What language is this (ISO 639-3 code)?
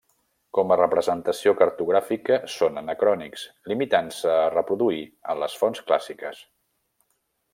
cat